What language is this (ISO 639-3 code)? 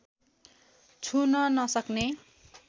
nep